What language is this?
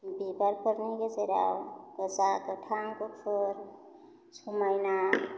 Bodo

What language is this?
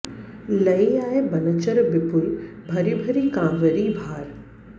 Sanskrit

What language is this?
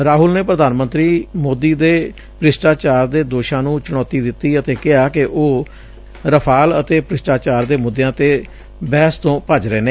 Punjabi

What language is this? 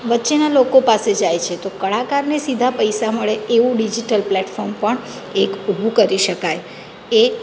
Gujarati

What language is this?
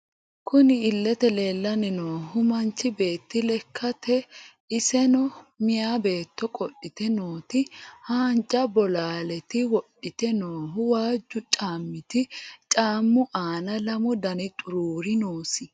Sidamo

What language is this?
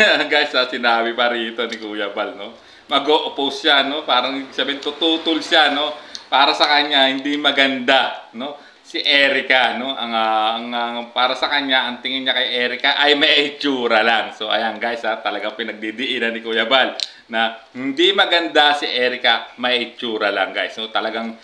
Filipino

